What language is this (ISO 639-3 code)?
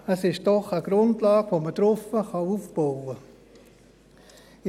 gsw